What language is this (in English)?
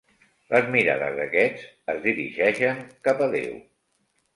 Catalan